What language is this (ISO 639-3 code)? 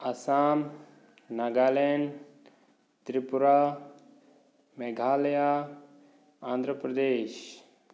mni